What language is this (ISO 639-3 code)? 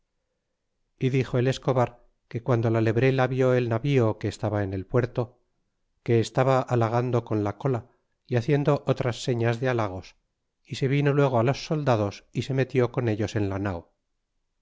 spa